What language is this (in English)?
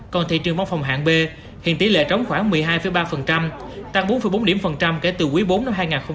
Vietnamese